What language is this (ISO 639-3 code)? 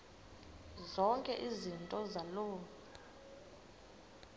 xho